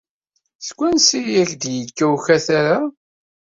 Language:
Kabyle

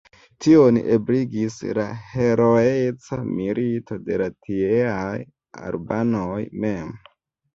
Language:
Esperanto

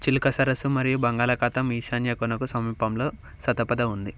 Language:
Telugu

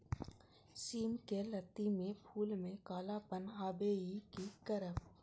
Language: Maithili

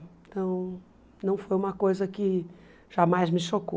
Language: Portuguese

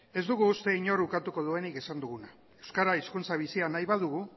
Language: Basque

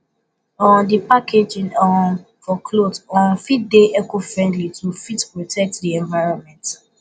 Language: Nigerian Pidgin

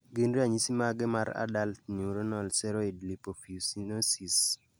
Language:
Luo (Kenya and Tanzania)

